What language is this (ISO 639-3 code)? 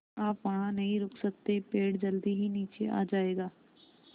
hin